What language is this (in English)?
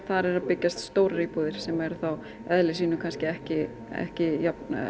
Icelandic